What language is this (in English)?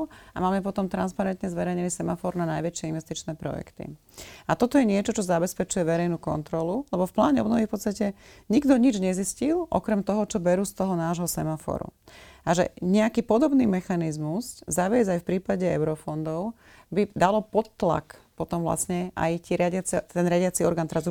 Slovak